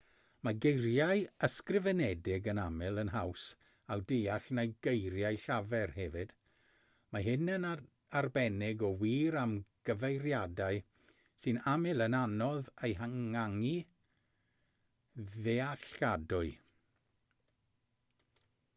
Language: Welsh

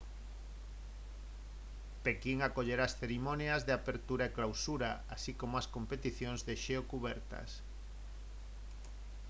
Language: Galician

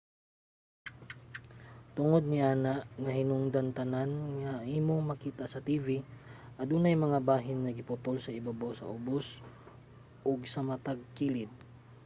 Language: Cebuano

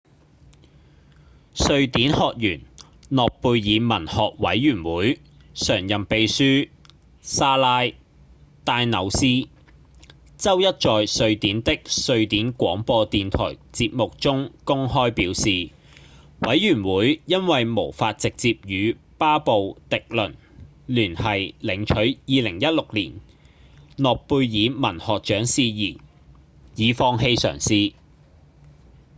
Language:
Cantonese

